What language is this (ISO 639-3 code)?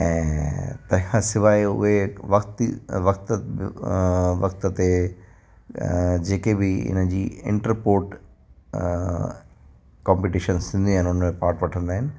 snd